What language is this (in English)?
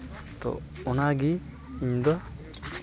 Santali